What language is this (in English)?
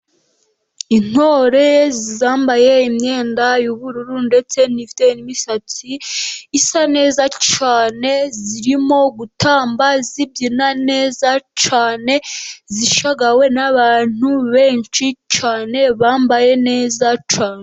Kinyarwanda